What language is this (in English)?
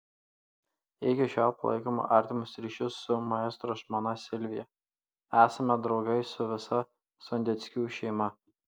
Lithuanian